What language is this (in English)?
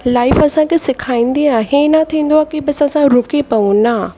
Sindhi